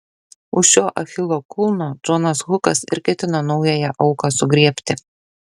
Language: Lithuanian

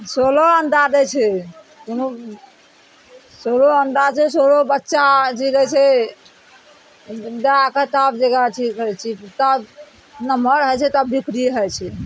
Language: Maithili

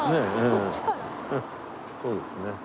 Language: Japanese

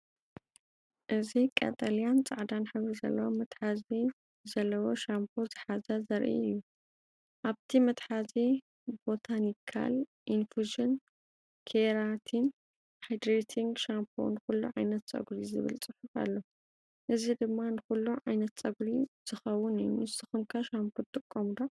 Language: Tigrinya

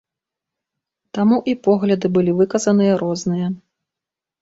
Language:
Belarusian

